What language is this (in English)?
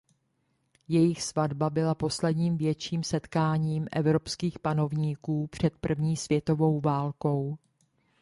Czech